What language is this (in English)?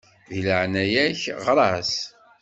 Kabyle